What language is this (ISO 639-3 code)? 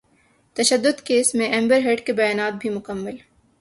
urd